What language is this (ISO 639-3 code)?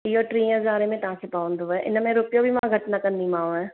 snd